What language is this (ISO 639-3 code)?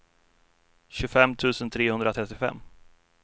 swe